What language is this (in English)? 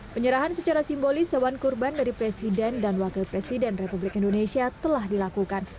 Indonesian